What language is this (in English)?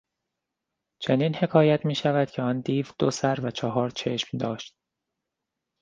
Persian